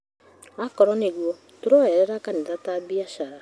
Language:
Kikuyu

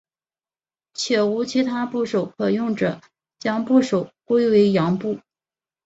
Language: Chinese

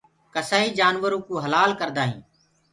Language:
Gurgula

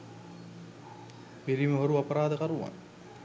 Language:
Sinhala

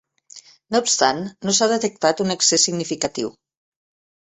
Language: Catalan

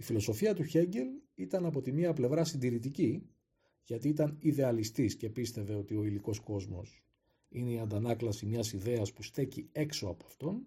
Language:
Greek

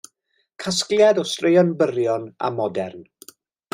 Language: Welsh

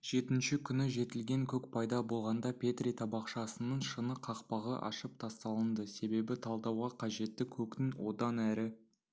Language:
Kazakh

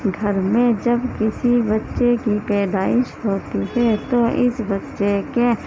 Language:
Urdu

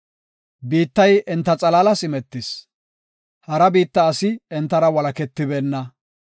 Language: Gofa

